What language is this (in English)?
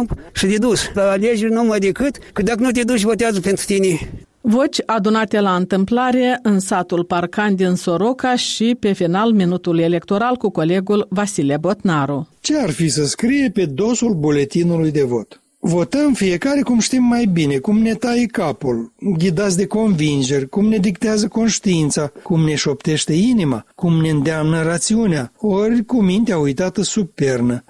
Romanian